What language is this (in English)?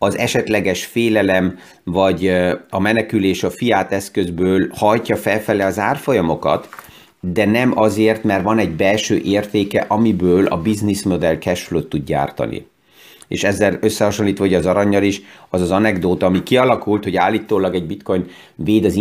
Hungarian